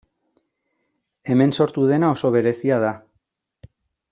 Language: Basque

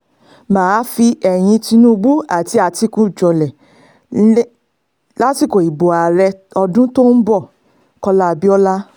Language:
Yoruba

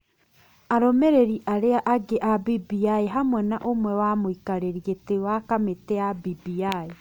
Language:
Kikuyu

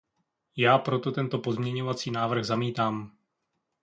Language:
Czech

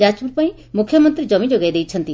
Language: Odia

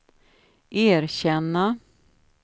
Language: Swedish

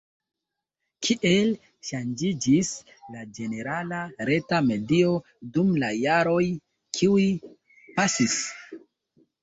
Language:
Esperanto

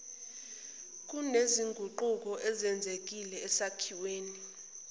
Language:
Zulu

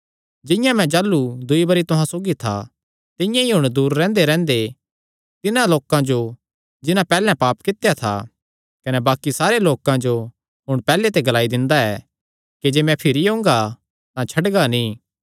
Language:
Kangri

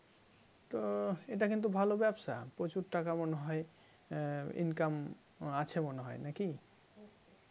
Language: Bangla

